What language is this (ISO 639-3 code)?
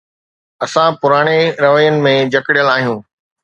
snd